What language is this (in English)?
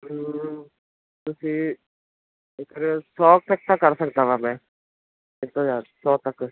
Punjabi